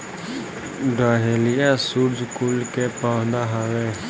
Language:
Bhojpuri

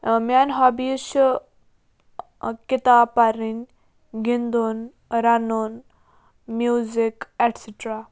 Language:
Kashmiri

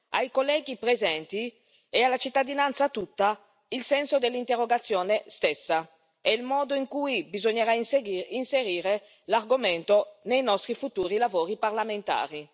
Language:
Italian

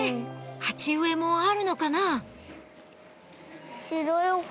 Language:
Japanese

